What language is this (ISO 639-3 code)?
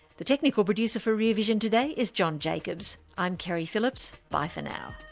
eng